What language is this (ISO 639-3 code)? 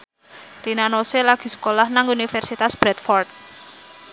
jav